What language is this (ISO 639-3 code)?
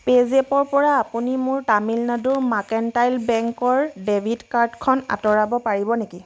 asm